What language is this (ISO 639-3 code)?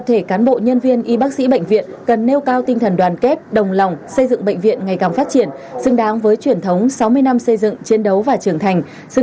vie